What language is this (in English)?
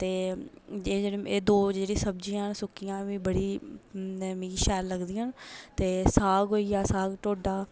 Dogri